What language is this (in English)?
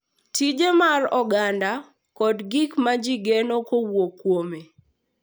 Luo (Kenya and Tanzania)